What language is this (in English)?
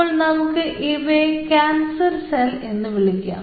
Malayalam